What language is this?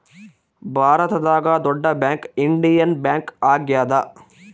Kannada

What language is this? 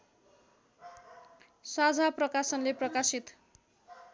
Nepali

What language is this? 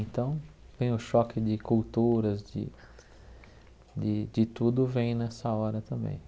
Portuguese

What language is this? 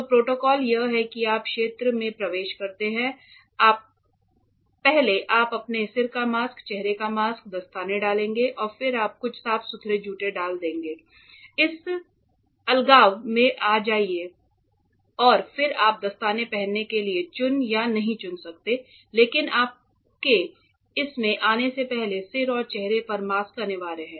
Hindi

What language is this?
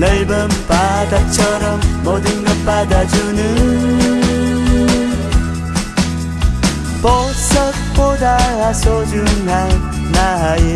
Vietnamese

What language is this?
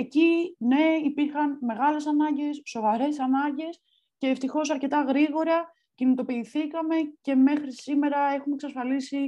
Greek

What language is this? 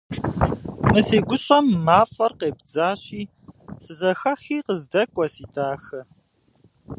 Kabardian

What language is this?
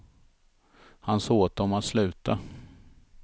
Swedish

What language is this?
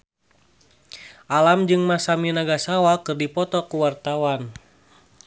Sundanese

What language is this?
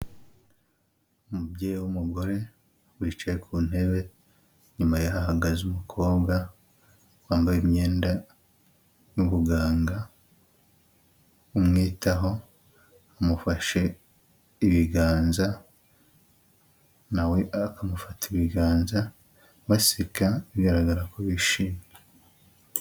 Kinyarwanda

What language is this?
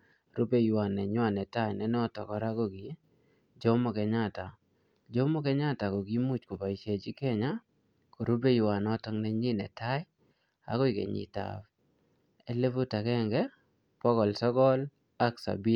Kalenjin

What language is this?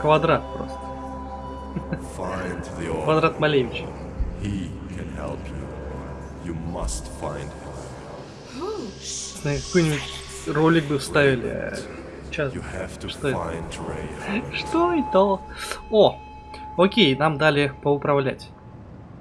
Russian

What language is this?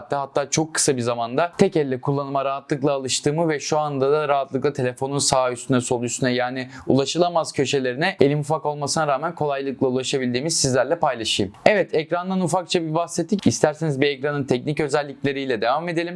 Turkish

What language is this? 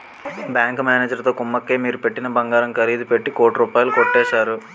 Telugu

